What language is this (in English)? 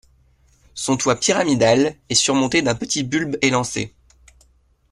French